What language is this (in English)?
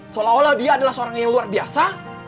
Indonesian